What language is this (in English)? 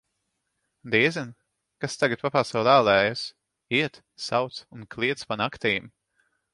Latvian